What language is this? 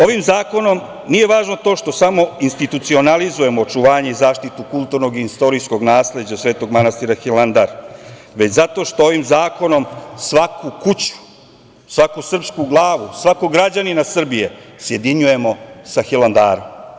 Serbian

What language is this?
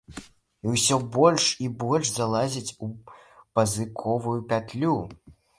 Belarusian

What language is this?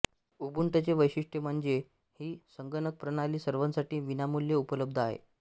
Marathi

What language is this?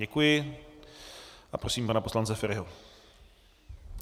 Czech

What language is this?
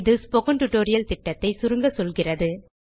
Tamil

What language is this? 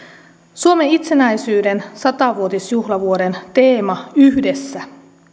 Finnish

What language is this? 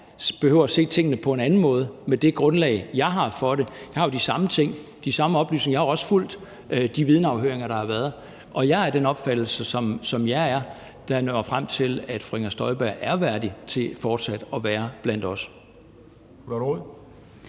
Danish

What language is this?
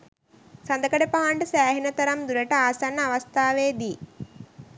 Sinhala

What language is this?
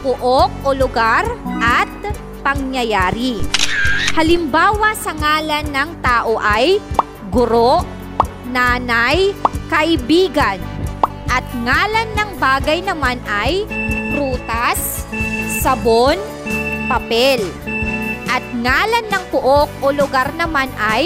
Filipino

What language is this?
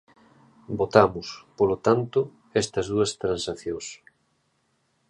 Galician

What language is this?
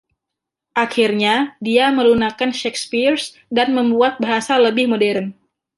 Indonesian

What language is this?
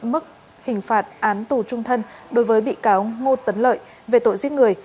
Vietnamese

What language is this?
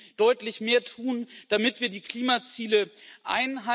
German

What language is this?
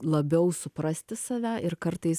Lithuanian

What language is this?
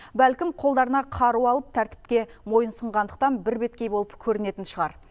Kazakh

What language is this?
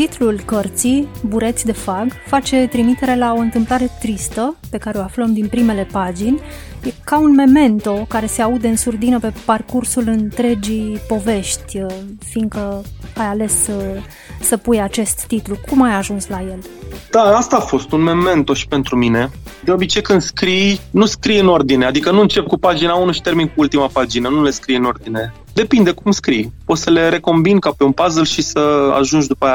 Romanian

